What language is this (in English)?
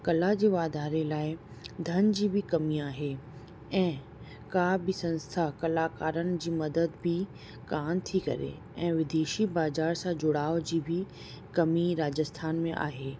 Sindhi